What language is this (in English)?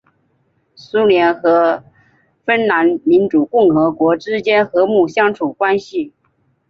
Chinese